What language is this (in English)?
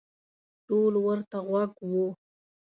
Pashto